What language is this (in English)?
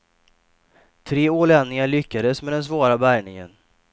Swedish